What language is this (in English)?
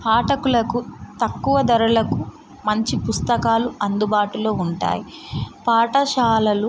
Telugu